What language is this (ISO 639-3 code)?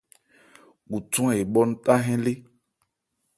ebr